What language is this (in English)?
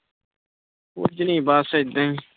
Punjabi